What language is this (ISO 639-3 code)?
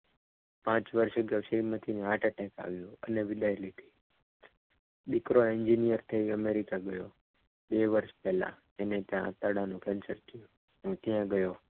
guj